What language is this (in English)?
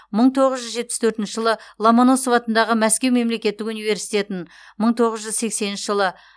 Kazakh